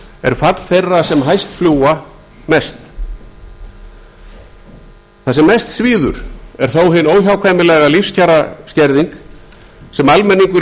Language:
Icelandic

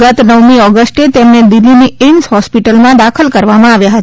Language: Gujarati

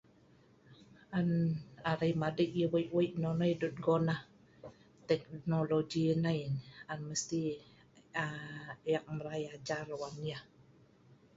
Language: Sa'ban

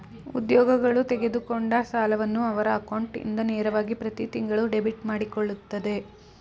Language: Kannada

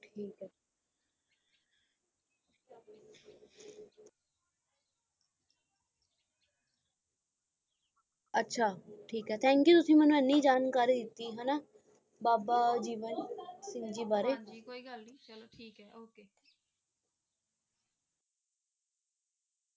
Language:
Punjabi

